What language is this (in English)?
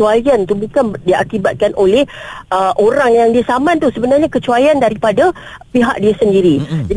Malay